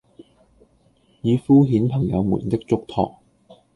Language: Cantonese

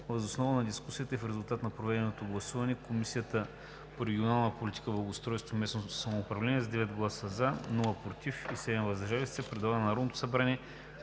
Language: Bulgarian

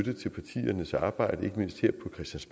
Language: Danish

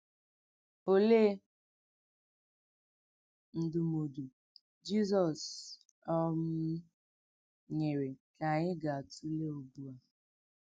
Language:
Igbo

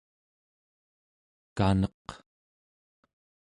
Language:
Central Yupik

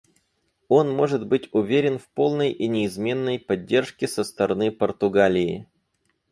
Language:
Russian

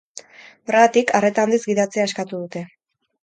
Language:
Basque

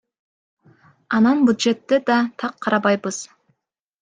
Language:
Kyrgyz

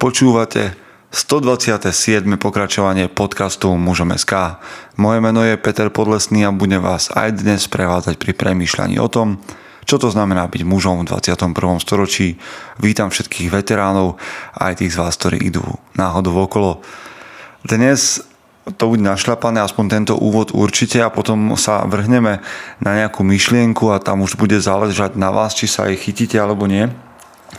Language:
Slovak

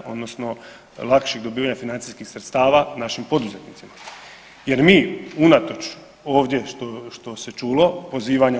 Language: Croatian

